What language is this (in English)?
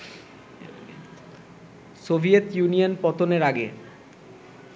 Bangla